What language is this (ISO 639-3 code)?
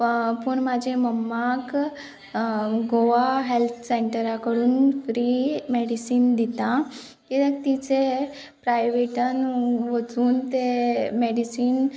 kok